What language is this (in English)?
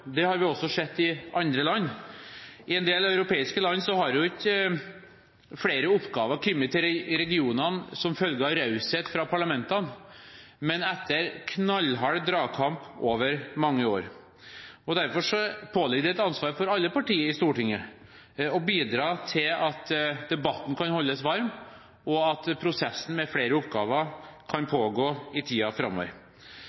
Norwegian Bokmål